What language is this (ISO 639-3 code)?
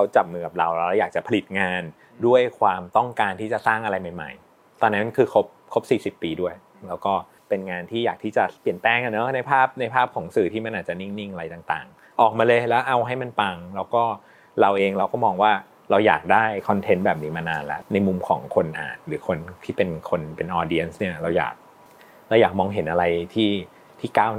tha